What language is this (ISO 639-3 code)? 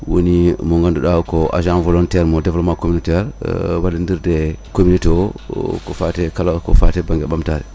ful